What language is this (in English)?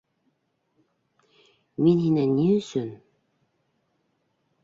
Bashkir